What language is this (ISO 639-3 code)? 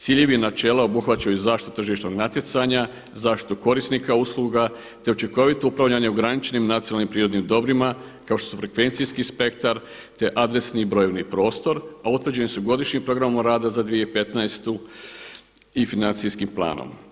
hrv